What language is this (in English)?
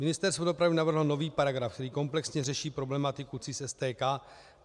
Czech